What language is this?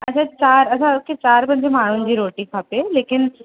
Sindhi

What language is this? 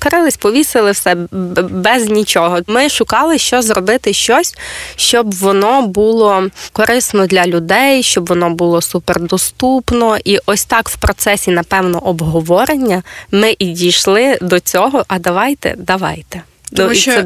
Ukrainian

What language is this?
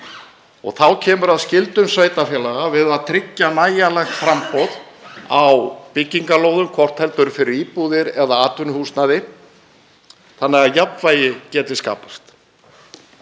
Icelandic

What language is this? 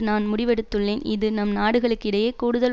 Tamil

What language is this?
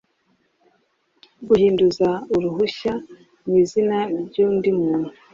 Kinyarwanda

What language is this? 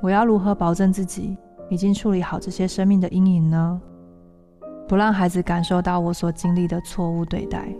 Chinese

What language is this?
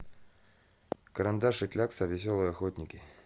Russian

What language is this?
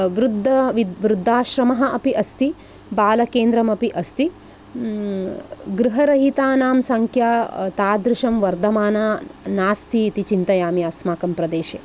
Sanskrit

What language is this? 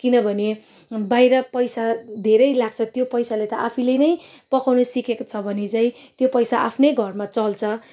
Nepali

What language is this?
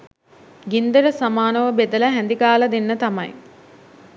Sinhala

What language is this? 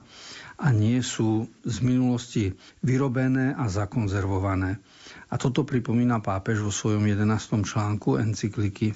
Slovak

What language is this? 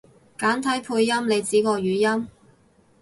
Cantonese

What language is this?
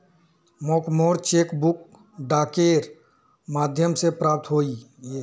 Magahi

